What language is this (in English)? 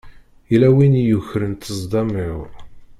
Kabyle